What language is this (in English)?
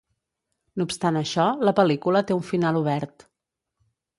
Catalan